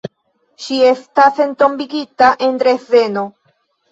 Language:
Esperanto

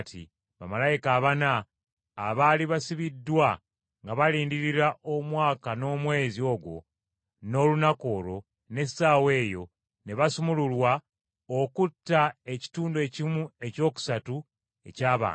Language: Ganda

